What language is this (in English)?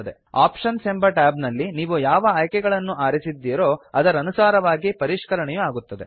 Kannada